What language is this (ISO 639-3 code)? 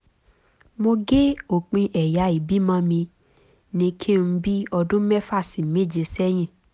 yor